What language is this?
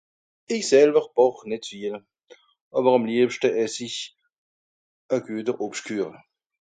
Swiss German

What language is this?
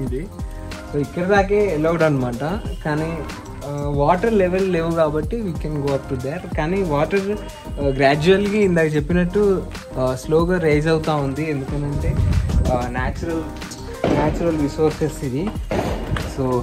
Telugu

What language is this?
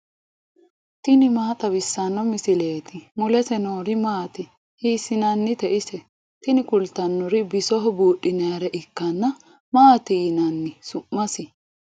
Sidamo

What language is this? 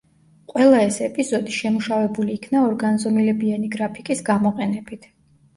Georgian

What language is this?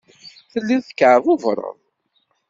Kabyle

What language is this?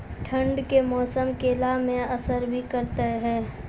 Maithili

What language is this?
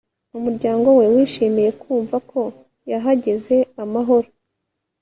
Kinyarwanda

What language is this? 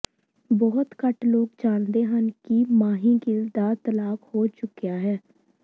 Punjabi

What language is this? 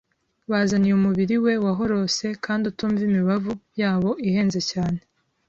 Kinyarwanda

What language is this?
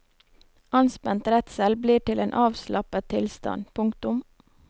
Norwegian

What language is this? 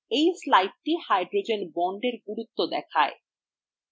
Bangla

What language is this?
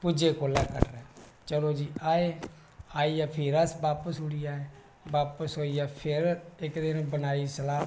Dogri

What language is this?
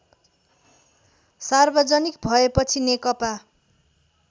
Nepali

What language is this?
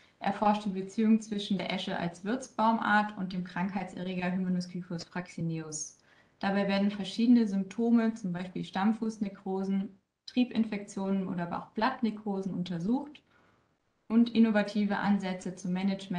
German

